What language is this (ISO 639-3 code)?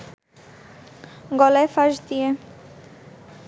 ben